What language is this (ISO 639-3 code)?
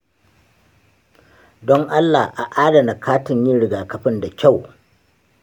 hau